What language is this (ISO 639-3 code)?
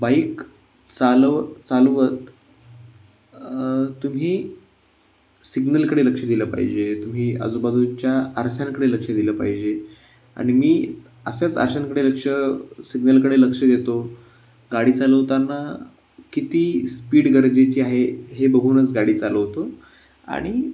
mar